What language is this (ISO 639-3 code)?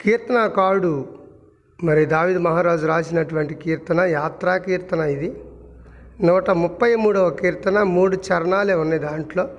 tel